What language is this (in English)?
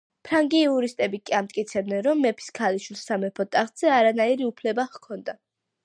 Georgian